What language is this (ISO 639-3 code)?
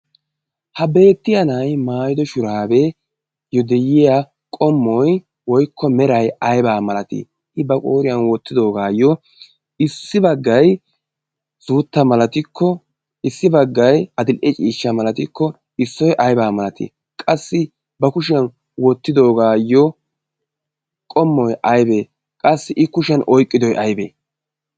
wal